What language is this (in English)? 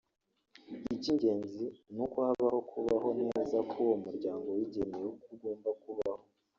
Kinyarwanda